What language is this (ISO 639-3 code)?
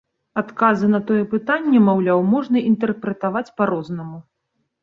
bel